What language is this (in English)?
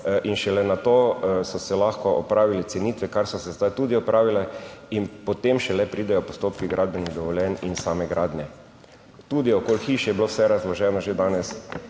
Slovenian